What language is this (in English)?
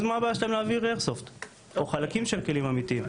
Hebrew